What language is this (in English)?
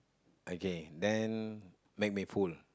English